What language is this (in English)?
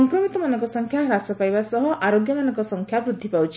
Odia